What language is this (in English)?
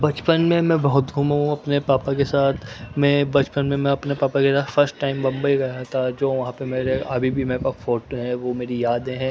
Urdu